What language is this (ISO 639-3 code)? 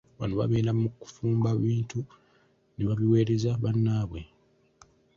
lug